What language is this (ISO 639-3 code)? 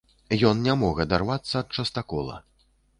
bel